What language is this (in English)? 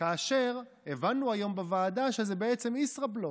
Hebrew